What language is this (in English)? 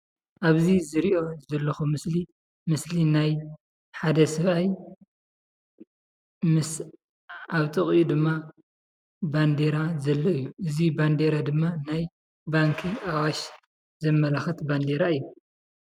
Tigrinya